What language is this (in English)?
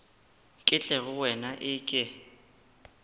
Northern Sotho